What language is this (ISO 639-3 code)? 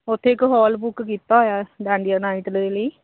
pan